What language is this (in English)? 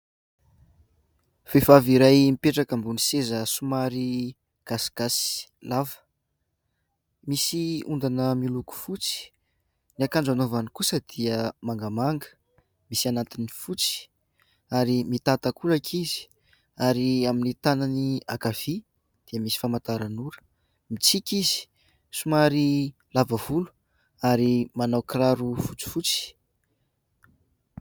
Malagasy